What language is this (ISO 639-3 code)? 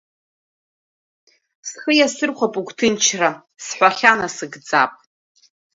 abk